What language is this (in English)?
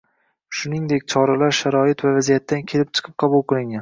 Uzbek